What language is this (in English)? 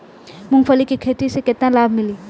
Bhojpuri